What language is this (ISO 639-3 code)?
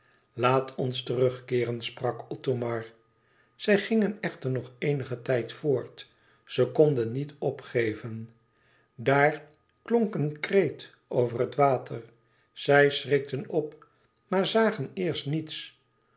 nld